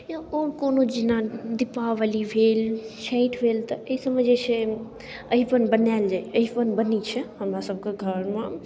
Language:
Maithili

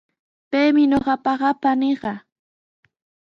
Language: Sihuas Ancash Quechua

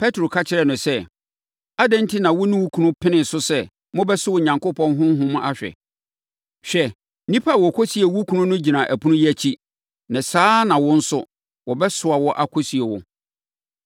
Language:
Akan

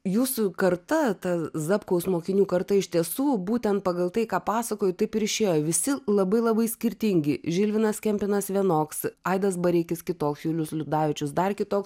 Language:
Lithuanian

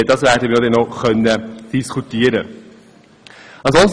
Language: Swiss German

